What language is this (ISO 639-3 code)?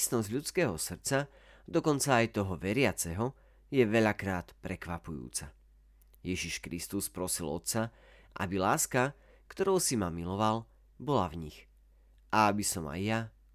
slk